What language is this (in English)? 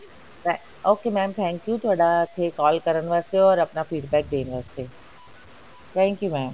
Punjabi